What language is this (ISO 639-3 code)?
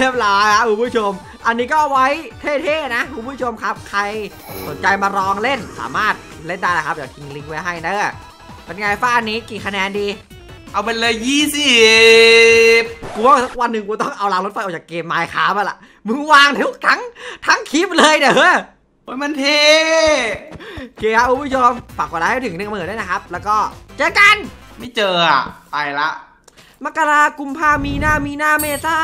tha